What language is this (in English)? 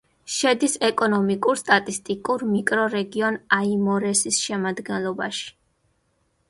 Georgian